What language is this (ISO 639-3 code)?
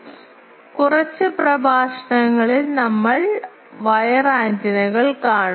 mal